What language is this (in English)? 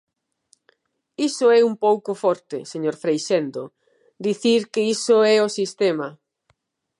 Galician